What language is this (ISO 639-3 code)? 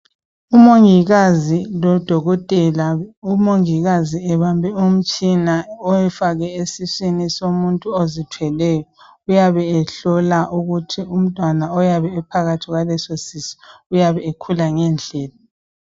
nde